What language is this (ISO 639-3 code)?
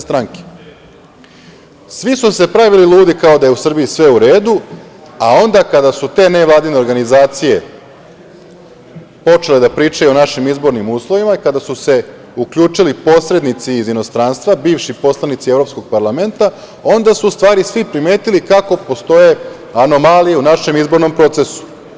srp